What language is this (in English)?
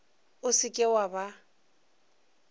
Northern Sotho